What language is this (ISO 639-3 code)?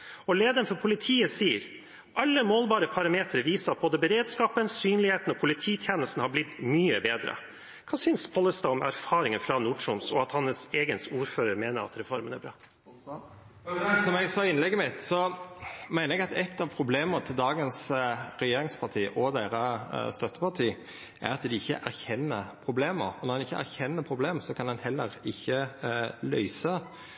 nor